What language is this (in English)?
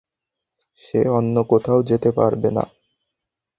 Bangla